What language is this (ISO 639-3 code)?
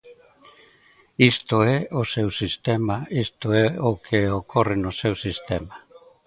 glg